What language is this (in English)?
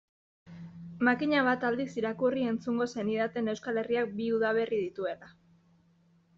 Basque